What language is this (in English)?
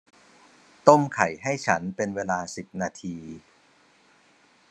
Thai